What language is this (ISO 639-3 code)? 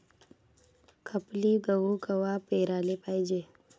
mar